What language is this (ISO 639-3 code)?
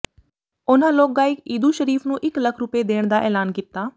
pan